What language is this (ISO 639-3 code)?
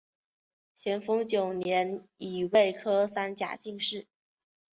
zho